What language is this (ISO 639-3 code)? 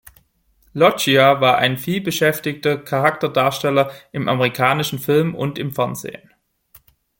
deu